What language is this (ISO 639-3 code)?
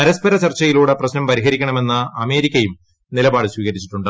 mal